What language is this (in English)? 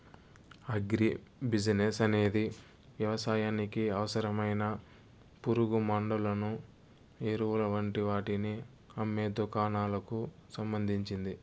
Telugu